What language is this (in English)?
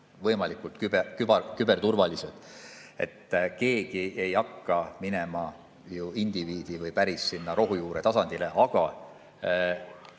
Estonian